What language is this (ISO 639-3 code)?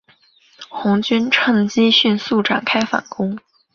zho